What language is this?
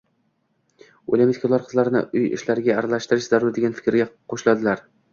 Uzbek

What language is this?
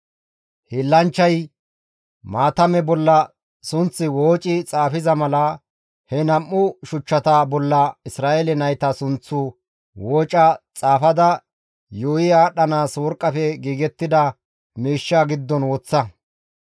Gamo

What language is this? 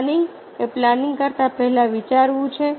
Gujarati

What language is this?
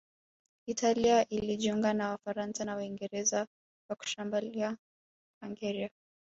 Swahili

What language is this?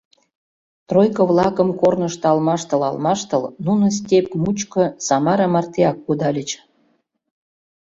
Mari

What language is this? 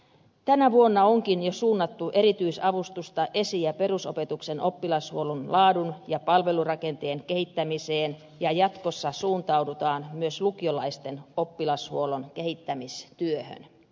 Finnish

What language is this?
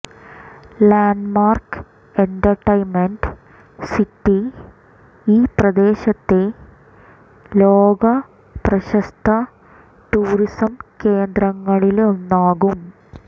Malayalam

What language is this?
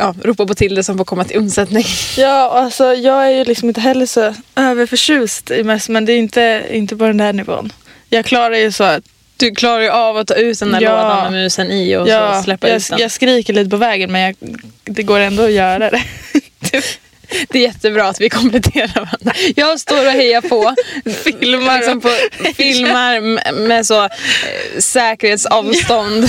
Swedish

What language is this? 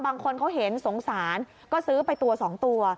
Thai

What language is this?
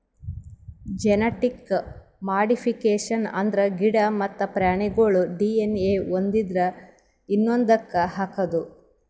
Kannada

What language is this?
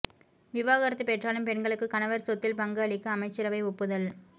Tamil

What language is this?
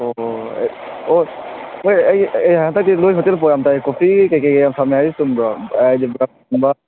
Manipuri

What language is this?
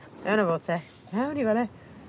Welsh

